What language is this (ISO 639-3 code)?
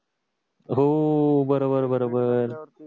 mar